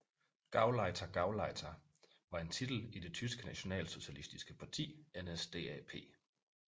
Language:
Danish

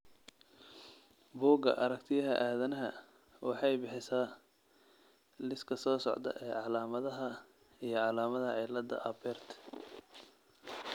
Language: Somali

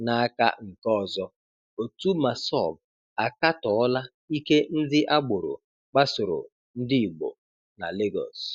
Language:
Igbo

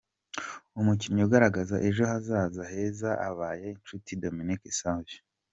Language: Kinyarwanda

